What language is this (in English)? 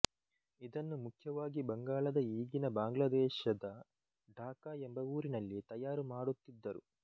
Kannada